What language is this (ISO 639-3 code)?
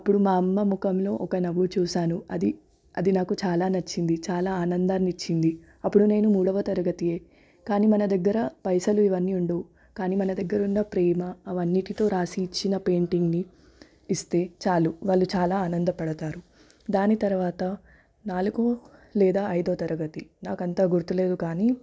tel